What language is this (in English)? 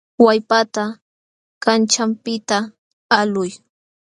Jauja Wanca Quechua